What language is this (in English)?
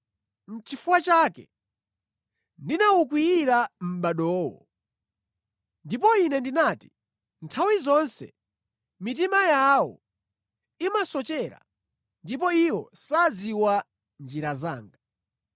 Nyanja